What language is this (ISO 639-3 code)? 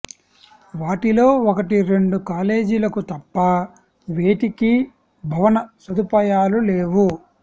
tel